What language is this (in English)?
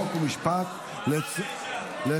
Hebrew